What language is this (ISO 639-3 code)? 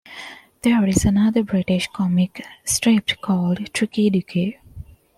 eng